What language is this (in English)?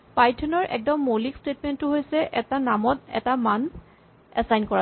Assamese